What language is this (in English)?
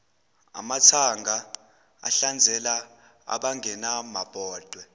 Zulu